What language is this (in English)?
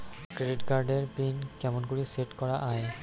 Bangla